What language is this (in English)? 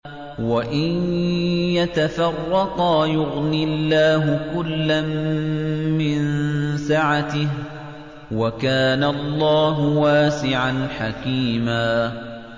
Arabic